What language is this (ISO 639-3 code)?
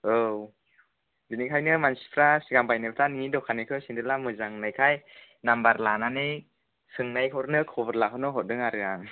brx